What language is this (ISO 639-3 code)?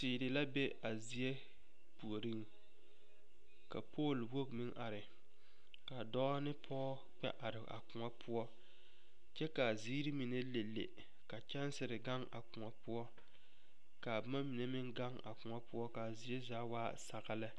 dga